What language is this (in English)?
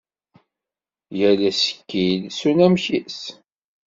Kabyle